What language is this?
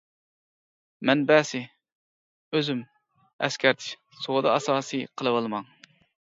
Uyghur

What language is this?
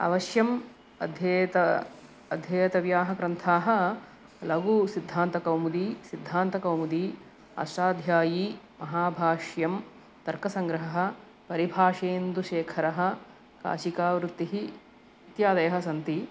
Sanskrit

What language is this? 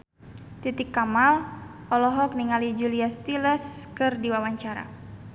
Sundanese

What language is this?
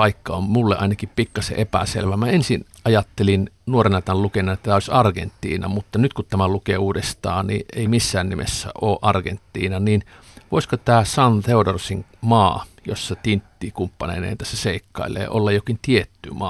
Finnish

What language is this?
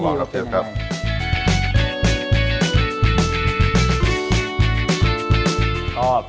Thai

